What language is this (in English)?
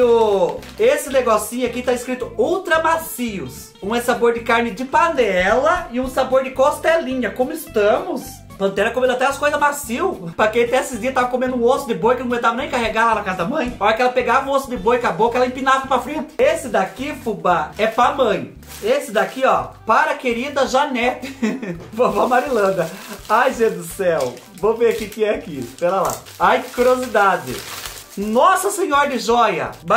Portuguese